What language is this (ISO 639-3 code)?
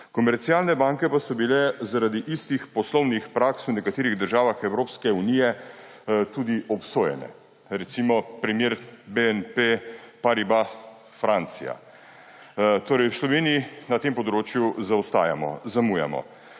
slv